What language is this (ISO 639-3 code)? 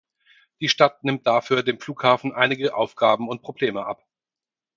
deu